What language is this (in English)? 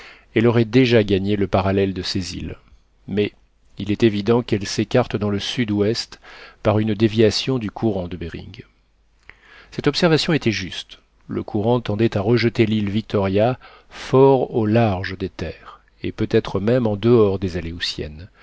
French